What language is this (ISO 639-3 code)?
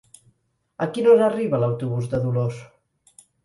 cat